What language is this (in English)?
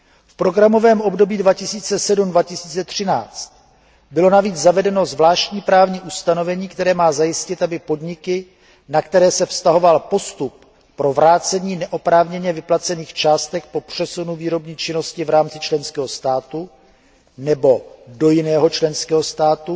Czech